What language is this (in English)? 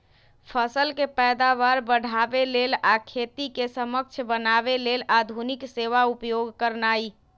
Magahi